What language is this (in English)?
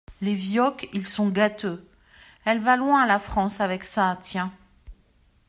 French